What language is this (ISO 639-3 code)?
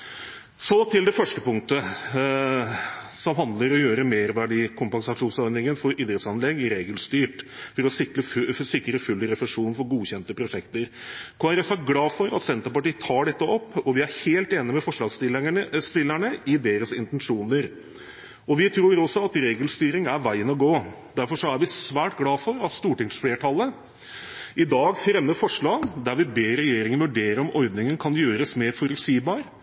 nob